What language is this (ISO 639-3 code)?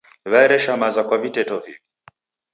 dav